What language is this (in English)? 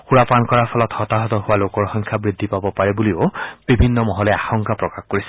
Assamese